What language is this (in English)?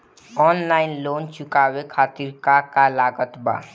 Bhojpuri